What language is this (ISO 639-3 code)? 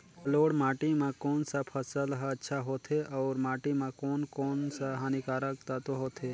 hne